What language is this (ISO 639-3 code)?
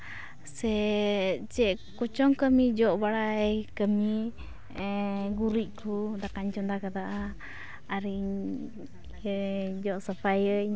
sat